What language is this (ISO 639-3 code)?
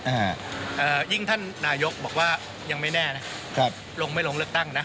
tha